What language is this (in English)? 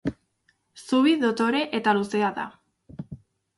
Basque